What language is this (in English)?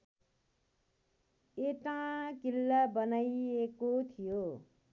Nepali